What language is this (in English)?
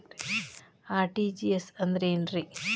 Kannada